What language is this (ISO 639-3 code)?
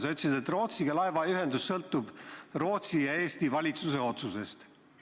est